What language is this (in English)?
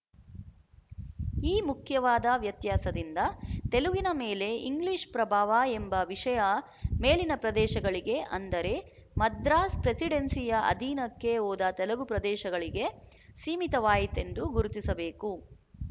Kannada